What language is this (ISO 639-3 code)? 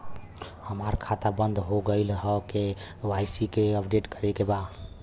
bho